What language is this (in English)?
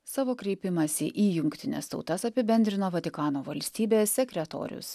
Lithuanian